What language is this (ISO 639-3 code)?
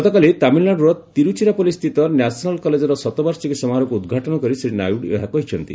ori